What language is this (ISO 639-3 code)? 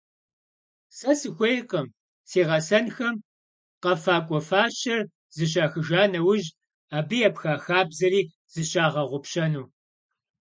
kbd